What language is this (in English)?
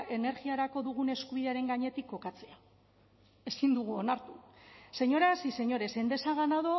Basque